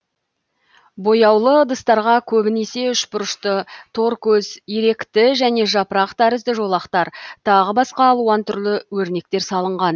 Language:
Kazakh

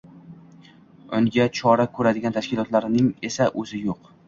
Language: Uzbek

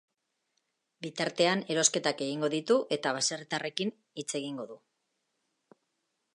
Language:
Basque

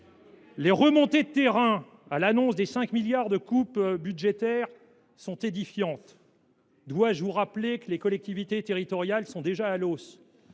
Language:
French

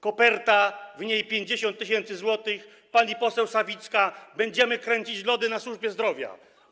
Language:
Polish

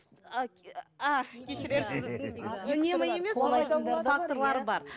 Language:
Kazakh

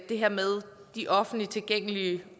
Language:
Danish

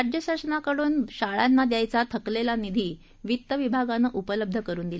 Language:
Marathi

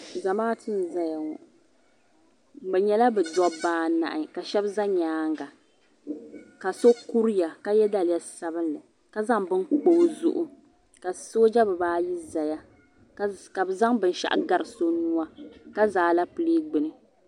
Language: Dagbani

